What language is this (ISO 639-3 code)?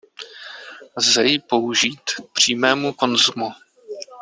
ces